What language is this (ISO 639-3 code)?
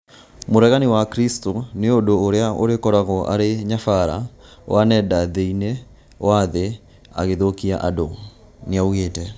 kik